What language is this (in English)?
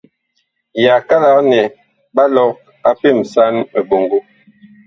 Bakoko